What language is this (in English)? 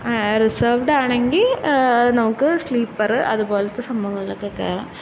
Malayalam